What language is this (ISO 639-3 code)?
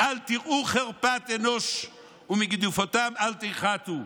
heb